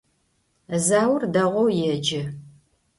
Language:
Adyghe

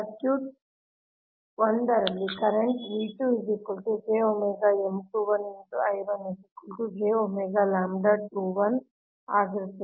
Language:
Kannada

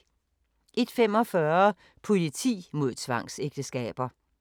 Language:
Danish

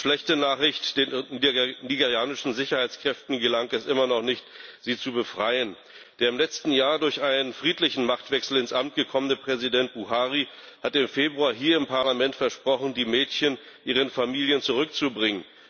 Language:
German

